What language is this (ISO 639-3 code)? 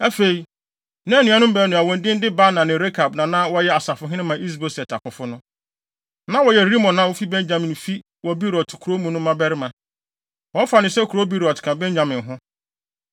aka